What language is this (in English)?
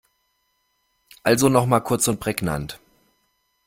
German